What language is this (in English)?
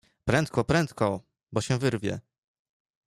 Polish